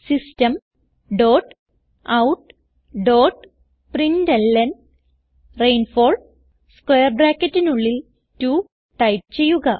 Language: Malayalam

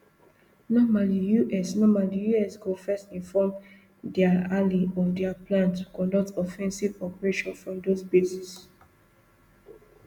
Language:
Nigerian Pidgin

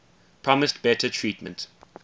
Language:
English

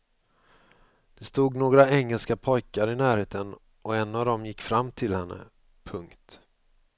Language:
Swedish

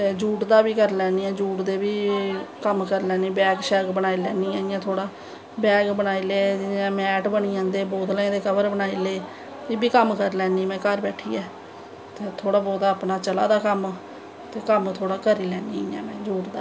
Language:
Dogri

